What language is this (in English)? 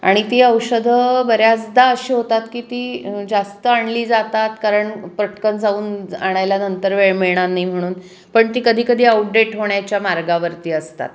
Marathi